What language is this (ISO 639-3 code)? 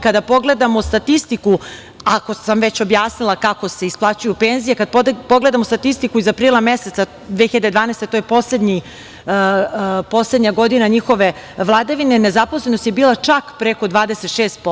srp